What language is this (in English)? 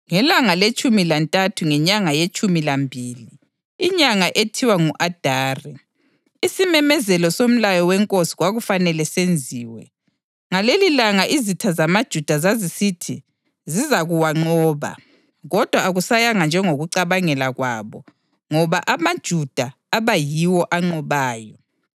North Ndebele